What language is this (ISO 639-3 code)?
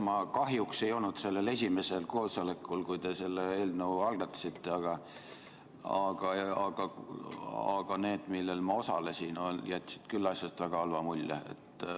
est